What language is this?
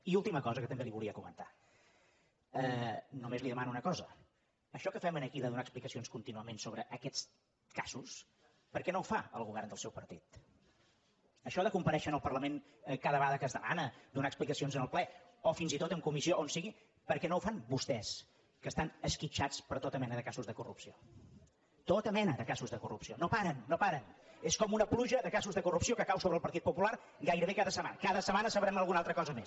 Catalan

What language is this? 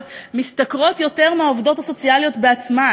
Hebrew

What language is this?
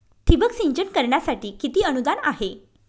Marathi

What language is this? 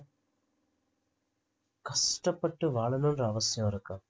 Tamil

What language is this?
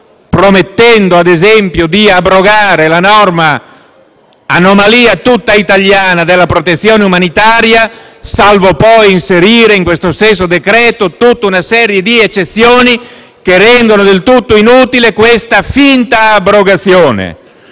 Italian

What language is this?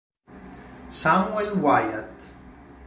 Italian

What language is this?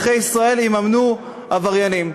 Hebrew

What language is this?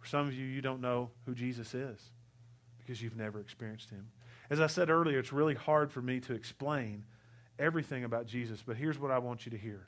English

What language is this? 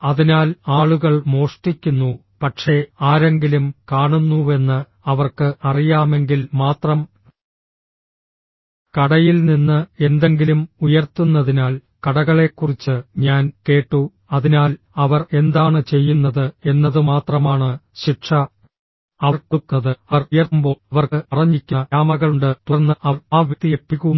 Malayalam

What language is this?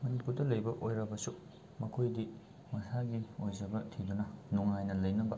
Manipuri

